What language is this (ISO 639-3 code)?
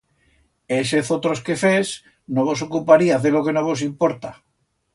arg